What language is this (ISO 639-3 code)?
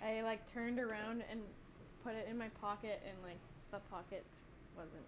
eng